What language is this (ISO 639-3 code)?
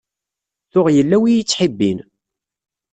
kab